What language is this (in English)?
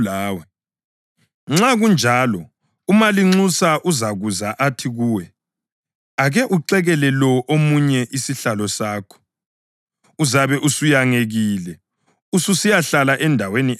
North Ndebele